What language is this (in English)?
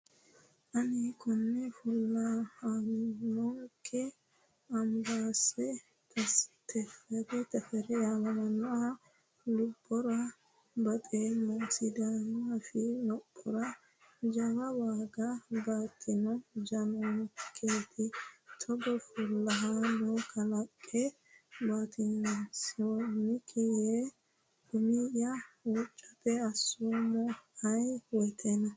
Sidamo